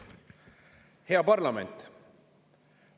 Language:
Estonian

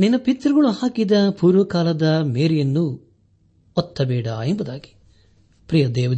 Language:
Kannada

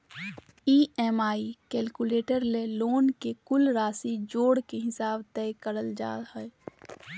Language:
Magahi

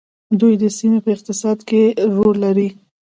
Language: Pashto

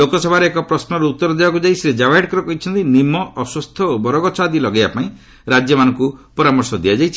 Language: Odia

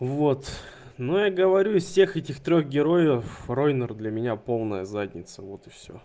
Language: Russian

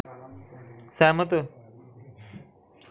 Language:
Dogri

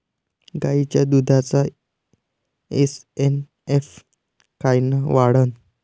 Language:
Marathi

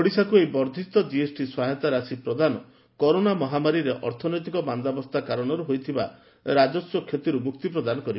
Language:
Odia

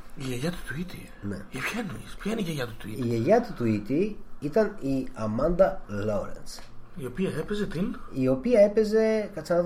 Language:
Greek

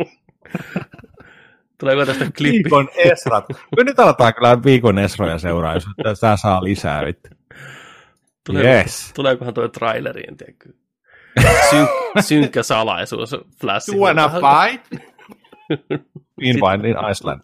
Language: Finnish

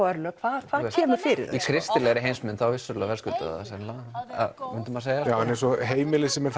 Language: Icelandic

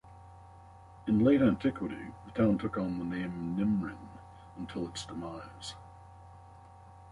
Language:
English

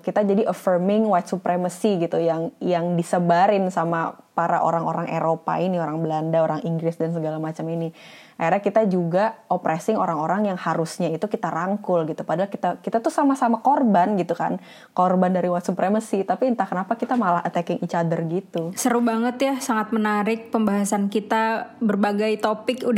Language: Indonesian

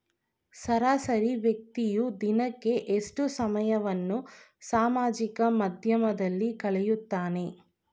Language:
Kannada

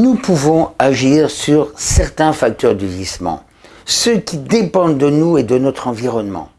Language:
French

